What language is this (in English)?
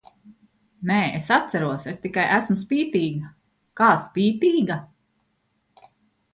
Latvian